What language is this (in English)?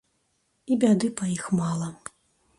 Belarusian